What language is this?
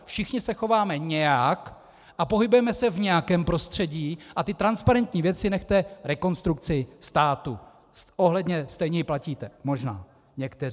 Czech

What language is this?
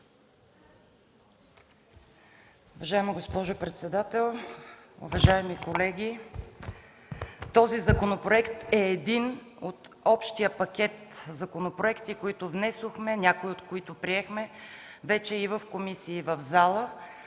Bulgarian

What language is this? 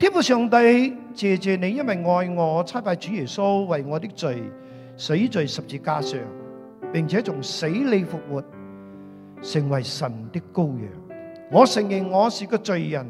Chinese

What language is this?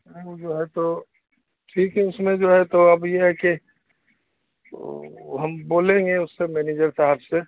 Urdu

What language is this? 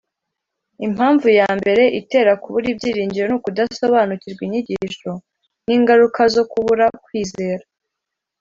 Kinyarwanda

